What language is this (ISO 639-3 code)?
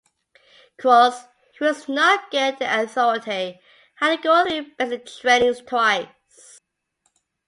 eng